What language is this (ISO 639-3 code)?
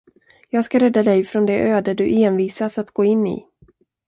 swe